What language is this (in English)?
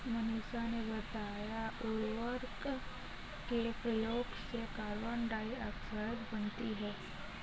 Hindi